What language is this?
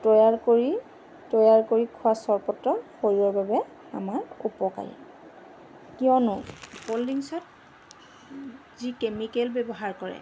Assamese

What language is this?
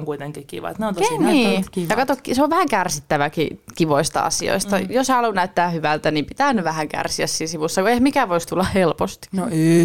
Finnish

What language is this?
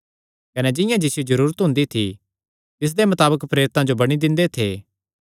Kangri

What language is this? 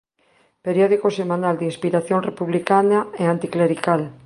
Galician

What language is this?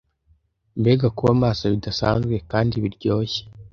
Kinyarwanda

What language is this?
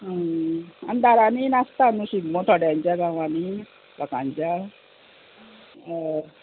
Konkani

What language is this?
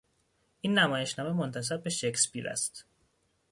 Persian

